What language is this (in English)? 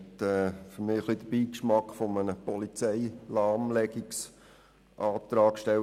Swiss German